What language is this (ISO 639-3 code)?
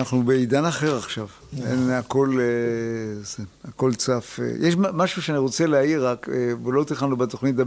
heb